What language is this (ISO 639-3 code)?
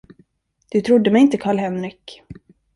swe